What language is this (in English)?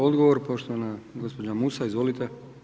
Croatian